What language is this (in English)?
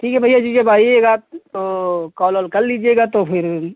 Hindi